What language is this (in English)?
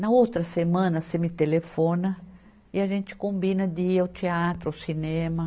Portuguese